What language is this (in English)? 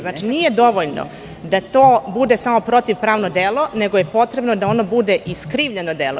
Serbian